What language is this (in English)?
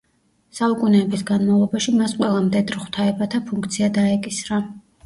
Georgian